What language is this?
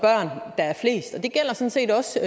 Danish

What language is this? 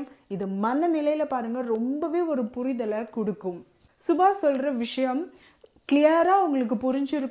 Tamil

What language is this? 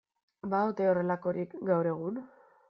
Basque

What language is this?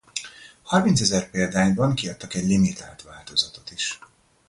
Hungarian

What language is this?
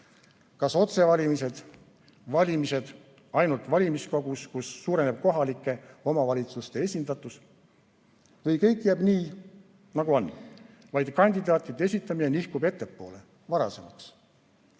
Estonian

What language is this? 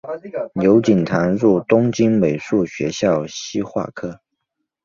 Chinese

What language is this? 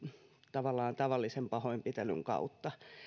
Finnish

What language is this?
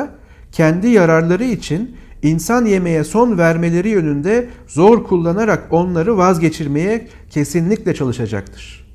Turkish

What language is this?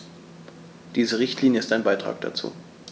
German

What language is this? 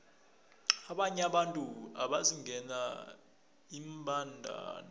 South Ndebele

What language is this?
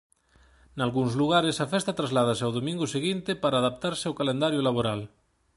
Galician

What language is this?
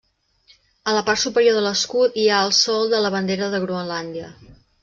Catalan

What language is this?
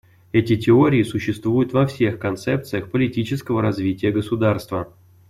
Russian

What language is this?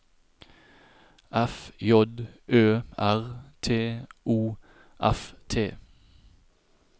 Norwegian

